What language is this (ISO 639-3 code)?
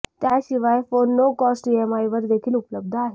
mar